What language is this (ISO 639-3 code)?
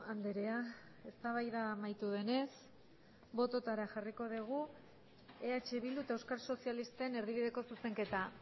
eus